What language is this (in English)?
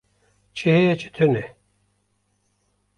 Kurdish